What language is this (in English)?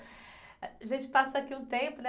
Portuguese